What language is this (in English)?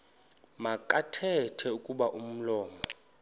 Xhosa